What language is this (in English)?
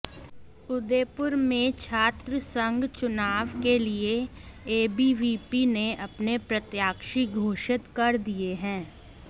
Hindi